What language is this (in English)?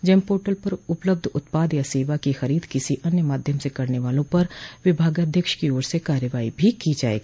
Hindi